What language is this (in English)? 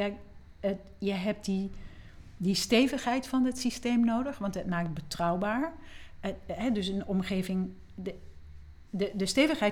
Dutch